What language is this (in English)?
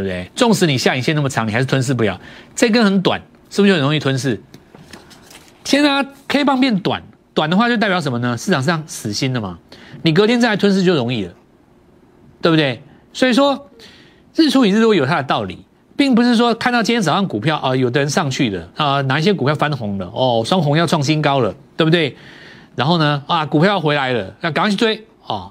Chinese